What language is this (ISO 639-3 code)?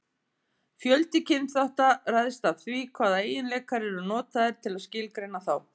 isl